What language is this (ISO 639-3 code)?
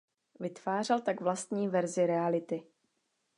ces